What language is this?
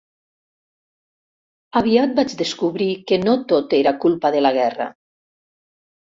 Catalan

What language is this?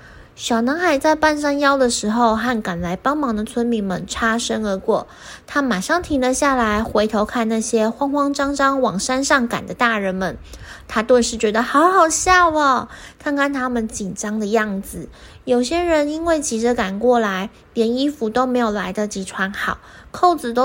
Chinese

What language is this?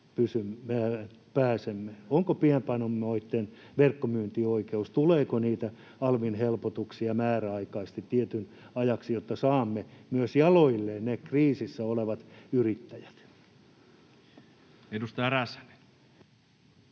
Finnish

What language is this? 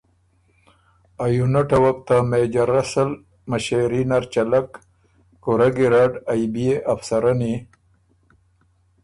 Ormuri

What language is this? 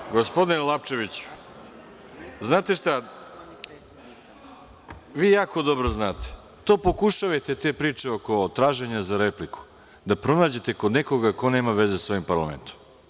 Serbian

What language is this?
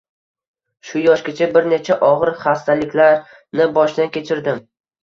Uzbek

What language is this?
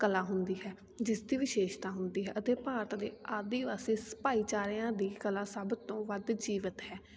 Punjabi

